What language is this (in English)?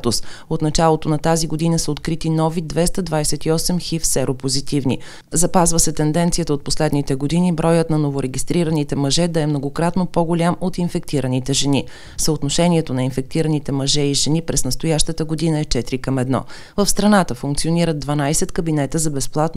Bulgarian